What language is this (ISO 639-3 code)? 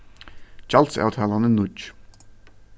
fao